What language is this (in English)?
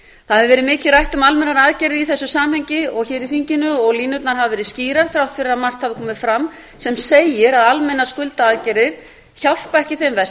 Icelandic